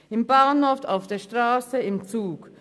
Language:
Swiss German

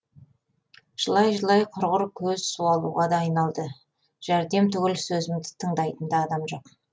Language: Kazakh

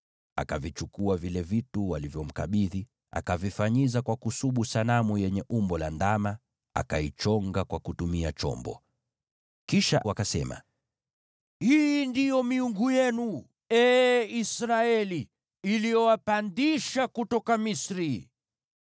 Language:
Swahili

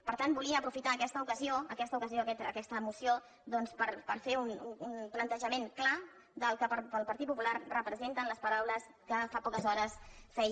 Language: Catalan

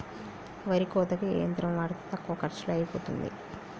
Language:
Telugu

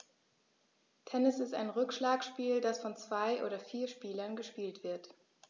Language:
German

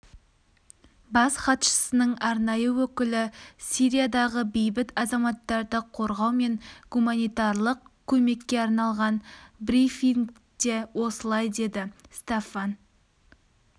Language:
Kazakh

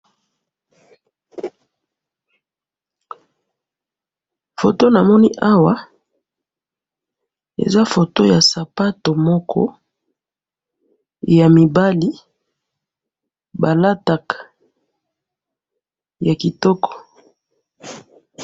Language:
Lingala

